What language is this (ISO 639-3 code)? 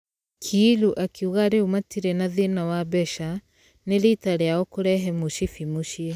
kik